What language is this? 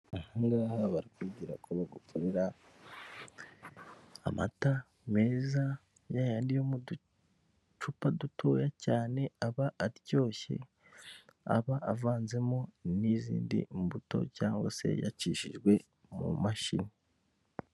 Kinyarwanda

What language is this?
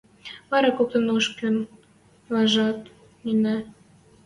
Western Mari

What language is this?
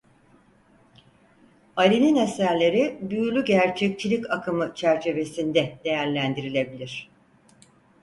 Turkish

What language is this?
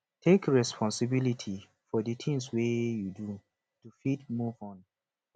Nigerian Pidgin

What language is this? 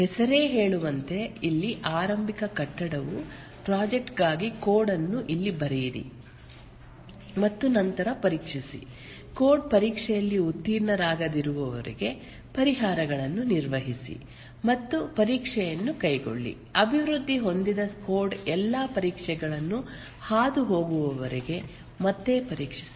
Kannada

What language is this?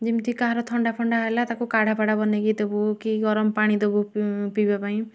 Odia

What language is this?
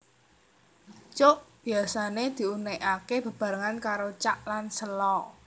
Javanese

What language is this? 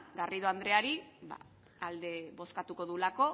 Basque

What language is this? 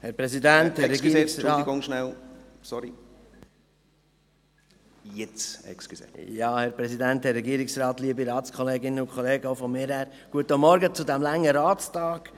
Swiss German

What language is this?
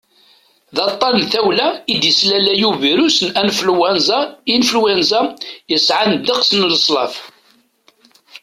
Kabyle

